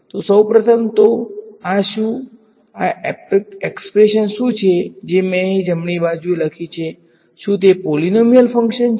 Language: Gujarati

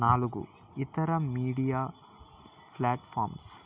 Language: Telugu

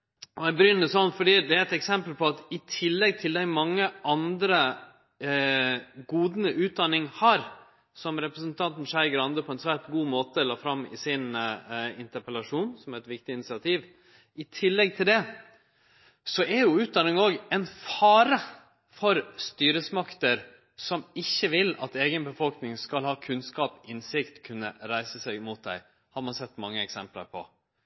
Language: Norwegian Nynorsk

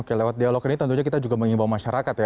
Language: Indonesian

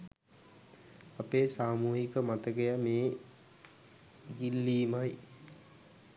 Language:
Sinhala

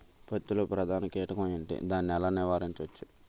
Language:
Telugu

